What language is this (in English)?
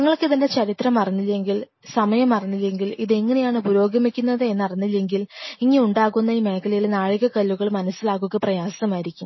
Malayalam